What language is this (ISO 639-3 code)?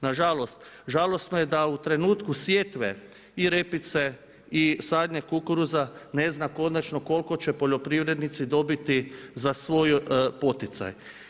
hrv